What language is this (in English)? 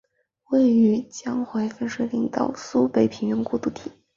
Chinese